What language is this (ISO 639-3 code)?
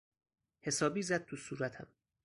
fas